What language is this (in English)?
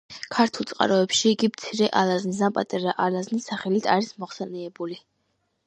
Georgian